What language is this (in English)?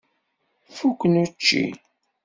Kabyle